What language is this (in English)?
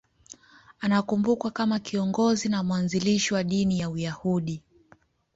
Swahili